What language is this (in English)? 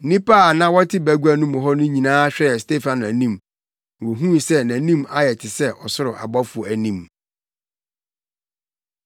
Akan